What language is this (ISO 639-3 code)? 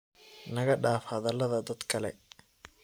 som